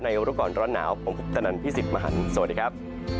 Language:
Thai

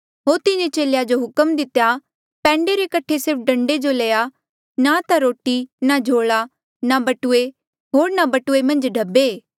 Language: Mandeali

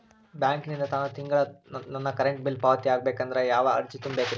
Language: Kannada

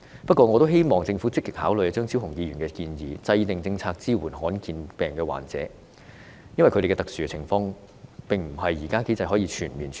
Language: Cantonese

